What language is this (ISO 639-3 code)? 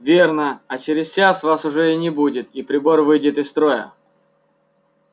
rus